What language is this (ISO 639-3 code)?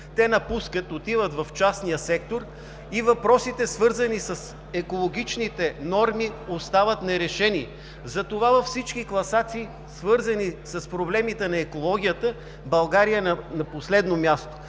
bul